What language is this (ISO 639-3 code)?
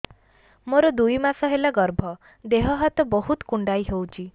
ori